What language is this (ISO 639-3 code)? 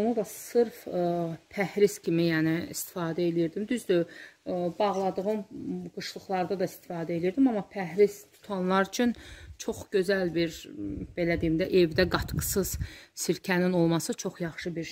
tur